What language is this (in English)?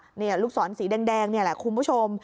Thai